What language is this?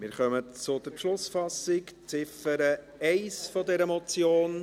Swiss German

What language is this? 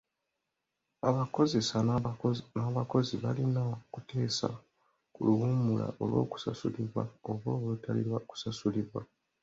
Ganda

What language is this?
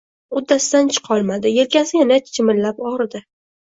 Uzbek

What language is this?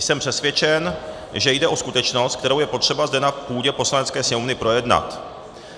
Czech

